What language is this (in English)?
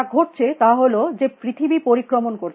Bangla